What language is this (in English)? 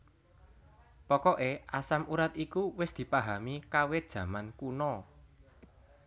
Javanese